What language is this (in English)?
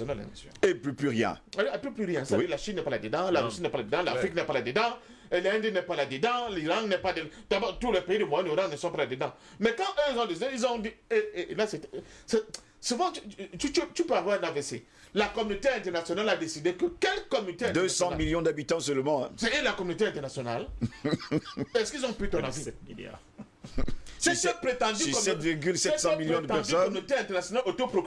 French